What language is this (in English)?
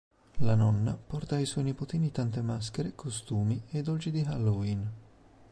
Italian